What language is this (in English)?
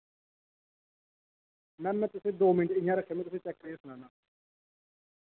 Dogri